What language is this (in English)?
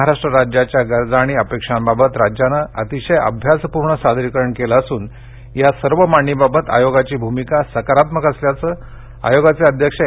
Marathi